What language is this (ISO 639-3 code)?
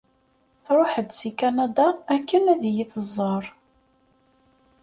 kab